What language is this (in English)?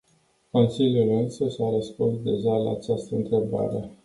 Romanian